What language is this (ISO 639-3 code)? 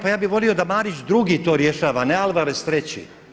hrv